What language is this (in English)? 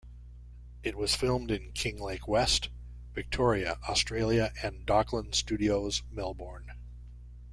English